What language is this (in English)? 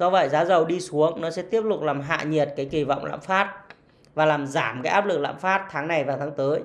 Vietnamese